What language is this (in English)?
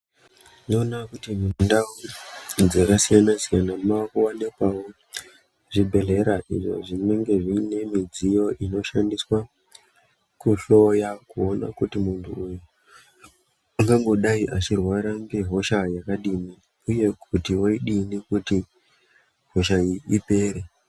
Ndau